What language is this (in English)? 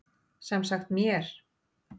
Icelandic